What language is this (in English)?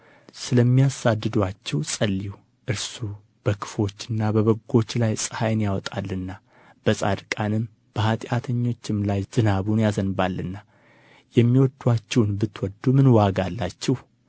Amharic